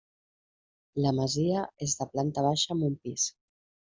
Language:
Catalan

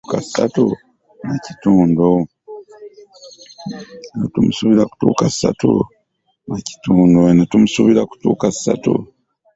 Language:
Ganda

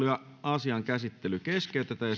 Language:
Finnish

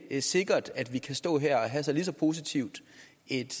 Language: Danish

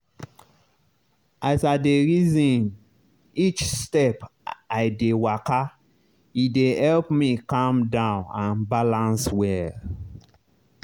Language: Nigerian Pidgin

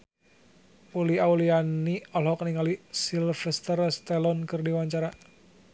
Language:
Sundanese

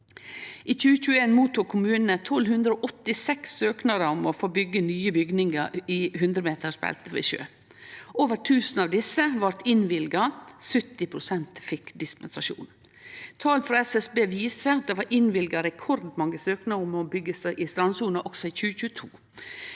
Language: Norwegian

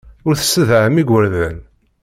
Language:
Kabyle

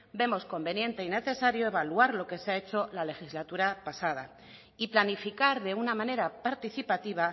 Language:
Spanish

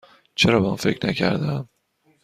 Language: Persian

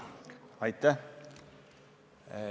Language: Estonian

